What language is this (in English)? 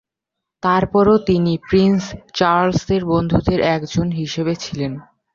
Bangla